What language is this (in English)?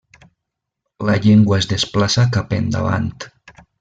Catalan